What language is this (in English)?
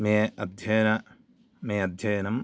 Sanskrit